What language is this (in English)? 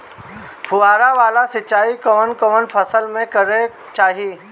Bhojpuri